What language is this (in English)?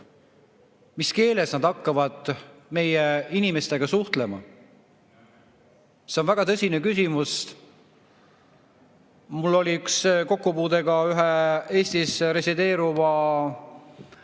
Estonian